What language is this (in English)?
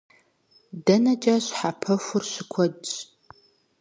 Kabardian